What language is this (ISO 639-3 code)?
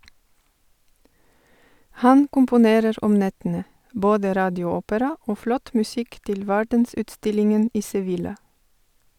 nor